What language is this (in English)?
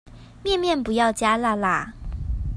Chinese